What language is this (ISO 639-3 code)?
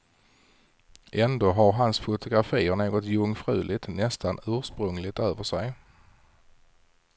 swe